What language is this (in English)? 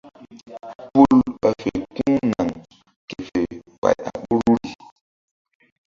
Mbum